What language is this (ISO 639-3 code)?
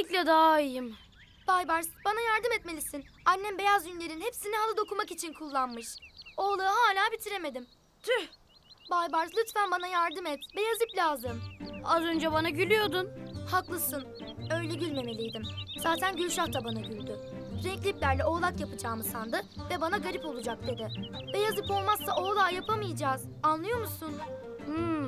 tur